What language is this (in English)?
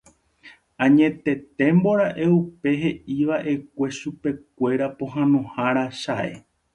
Guarani